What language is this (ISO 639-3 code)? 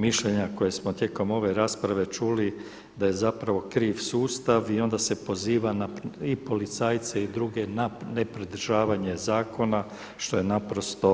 hrv